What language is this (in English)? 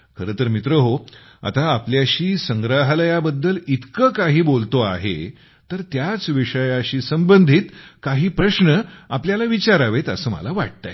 Marathi